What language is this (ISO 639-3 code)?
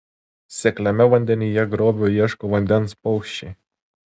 lit